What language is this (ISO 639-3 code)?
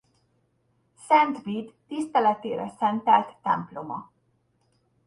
hun